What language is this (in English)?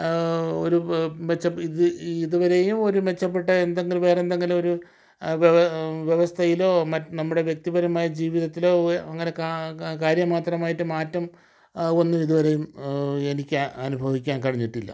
Malayalam